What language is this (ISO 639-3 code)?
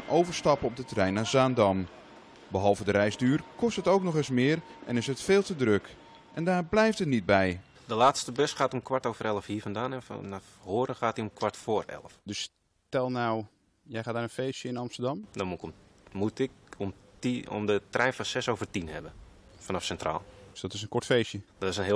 nld